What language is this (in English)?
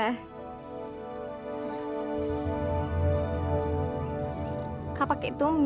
Indonesian